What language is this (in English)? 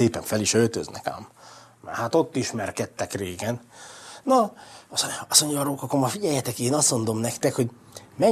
Hungarian